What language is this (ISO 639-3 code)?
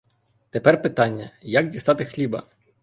ukr